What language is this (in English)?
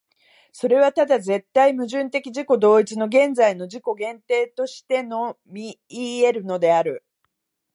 Japanese